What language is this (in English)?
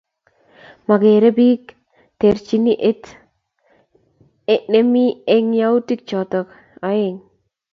Kalenjin